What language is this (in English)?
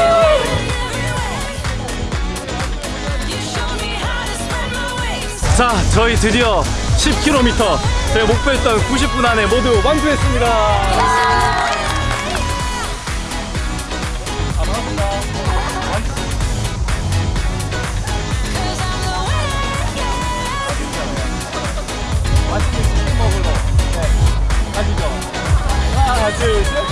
Korean